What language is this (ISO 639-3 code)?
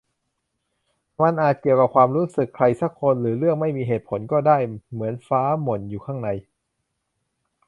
tha